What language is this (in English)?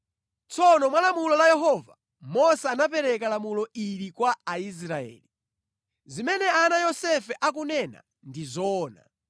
Nyanja